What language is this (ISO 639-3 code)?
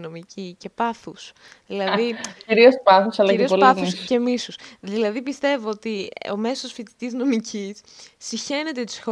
ell